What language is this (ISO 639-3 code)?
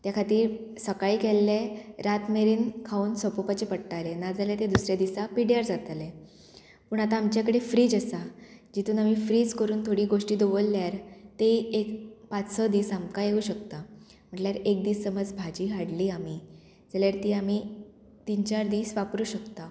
kok